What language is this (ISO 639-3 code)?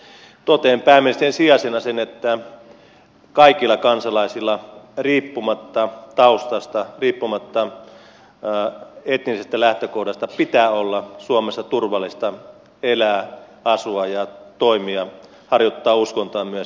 fin